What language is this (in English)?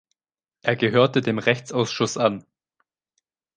German